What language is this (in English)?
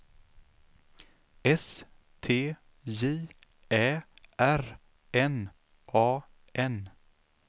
Swedish